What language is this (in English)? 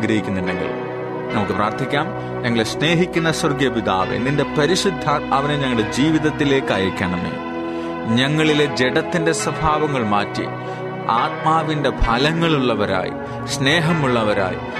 Malayalam